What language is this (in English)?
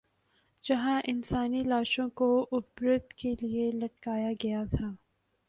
Urdu